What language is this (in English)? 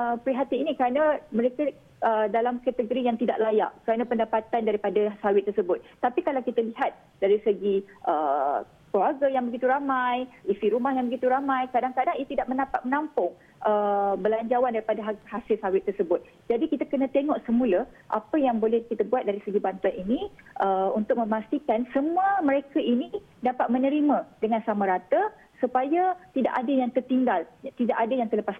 Malay